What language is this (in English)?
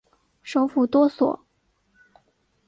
Chinese